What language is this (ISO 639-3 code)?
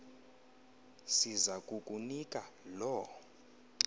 xho